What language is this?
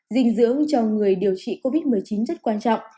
Vietnamese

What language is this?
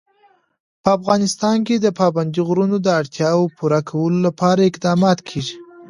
Pashto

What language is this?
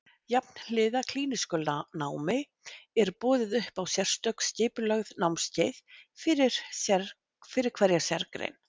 Icelandic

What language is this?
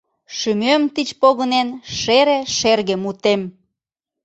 Mari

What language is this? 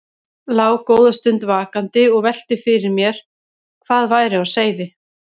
Icelandic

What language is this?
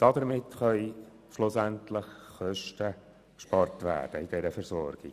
Swiss German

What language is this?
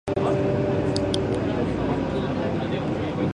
Japanese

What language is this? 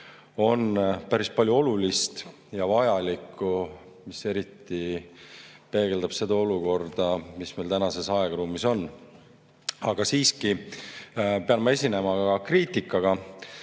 Estonian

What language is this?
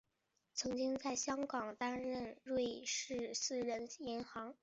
Chinese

